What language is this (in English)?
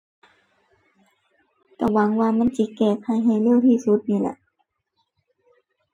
Thai